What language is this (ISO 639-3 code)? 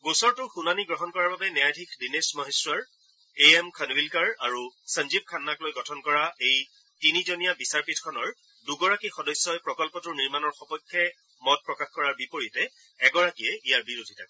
asm